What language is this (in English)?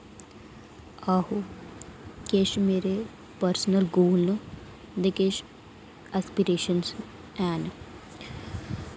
Dogri